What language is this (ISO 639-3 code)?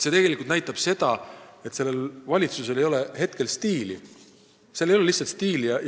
est